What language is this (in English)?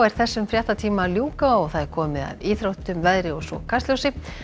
Icelandic